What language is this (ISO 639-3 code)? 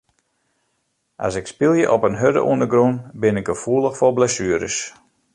fry